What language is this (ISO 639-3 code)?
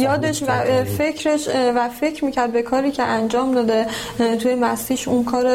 fas